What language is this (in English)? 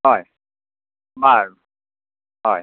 Assamese